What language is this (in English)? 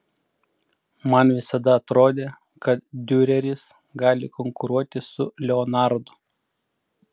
Lithuanian